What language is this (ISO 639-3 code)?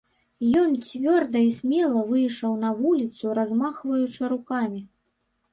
bel